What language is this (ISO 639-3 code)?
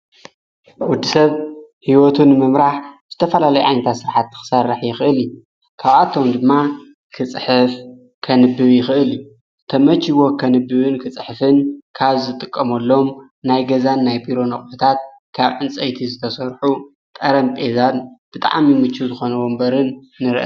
tir